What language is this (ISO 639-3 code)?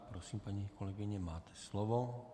ces